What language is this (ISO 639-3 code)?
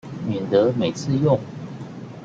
zho